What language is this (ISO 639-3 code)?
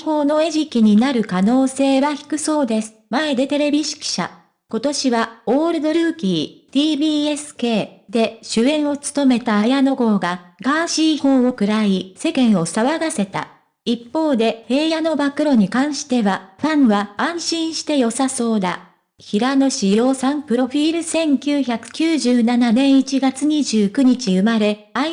jpn